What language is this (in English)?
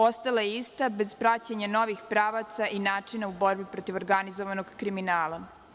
Serbian